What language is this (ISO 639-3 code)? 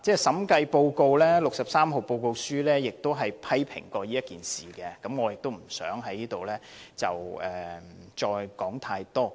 yue